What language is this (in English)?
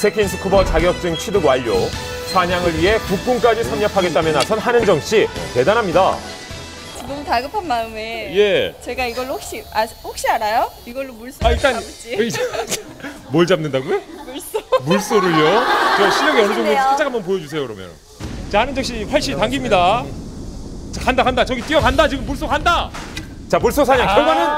Korean